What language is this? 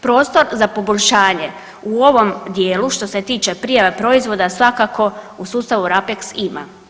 Croatian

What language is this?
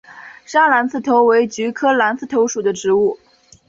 Chinese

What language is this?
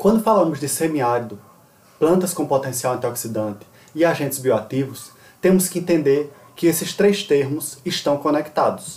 Portuguese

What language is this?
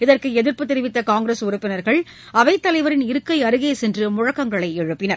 Tamil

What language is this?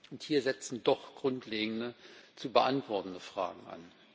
German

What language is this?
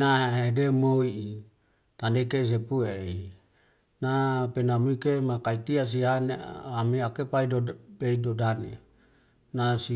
Wemale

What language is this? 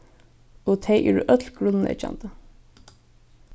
Faroese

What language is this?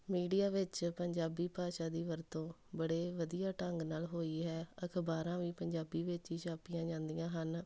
Punjabi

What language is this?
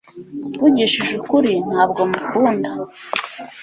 Kinyarwanda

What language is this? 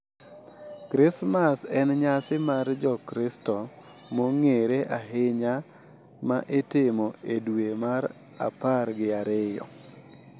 Luo (Kenya and Tanzania)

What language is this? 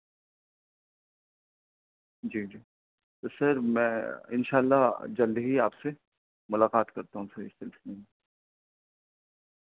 Urdu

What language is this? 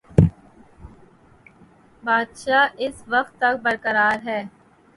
Urdu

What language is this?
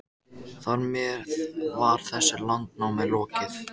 Icelandic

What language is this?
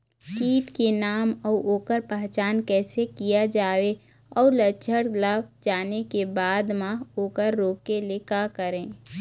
Chhattisgarhi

